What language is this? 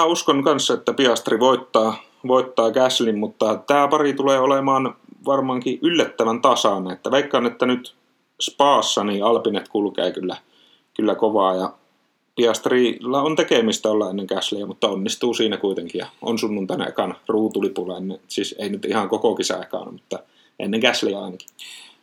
Finnish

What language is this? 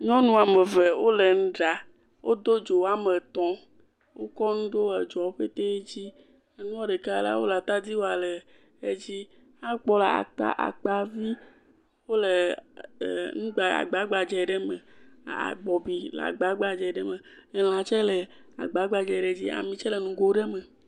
Ewe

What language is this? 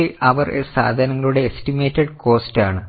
Malayalam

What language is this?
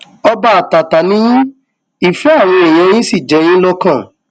Yoruba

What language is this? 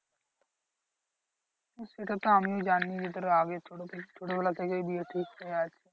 Bangla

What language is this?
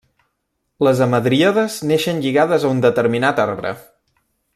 Catalan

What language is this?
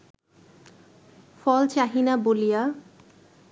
Bangla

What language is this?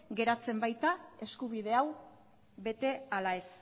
Basque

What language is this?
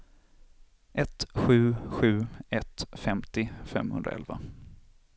Swedish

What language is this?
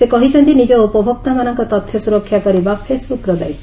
Odia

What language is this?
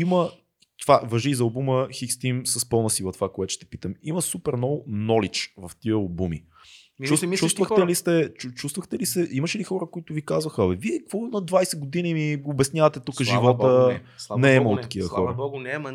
Bulgarian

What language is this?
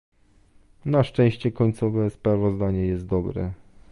Polish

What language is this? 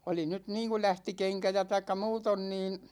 Finnish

